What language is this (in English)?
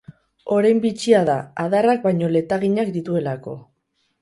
Basque